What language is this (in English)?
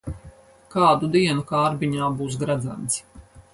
Latvian